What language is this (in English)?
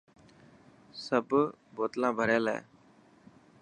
Dhatki